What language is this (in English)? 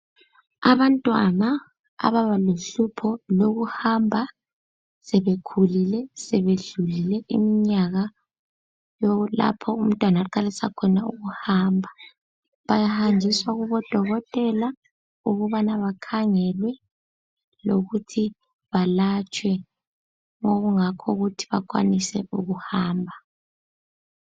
North Ndebele